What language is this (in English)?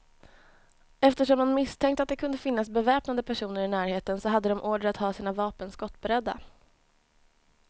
Swedish